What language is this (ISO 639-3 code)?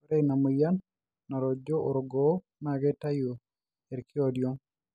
mas